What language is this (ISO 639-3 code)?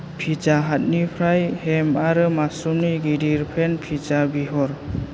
brx